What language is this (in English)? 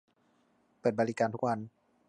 Thai